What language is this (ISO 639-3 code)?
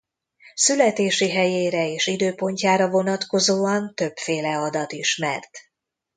hun